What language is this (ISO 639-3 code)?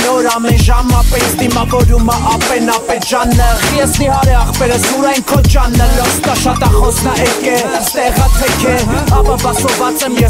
heb